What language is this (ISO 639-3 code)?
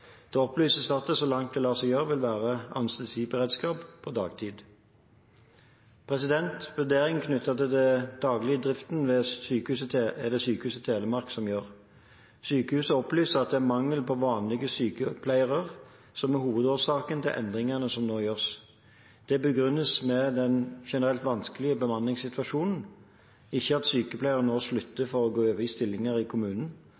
nob